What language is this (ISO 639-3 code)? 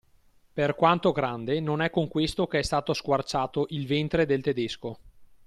ita